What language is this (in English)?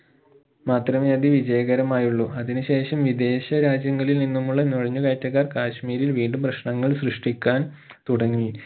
Malayalam